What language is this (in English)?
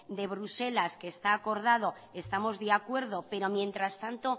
Spanish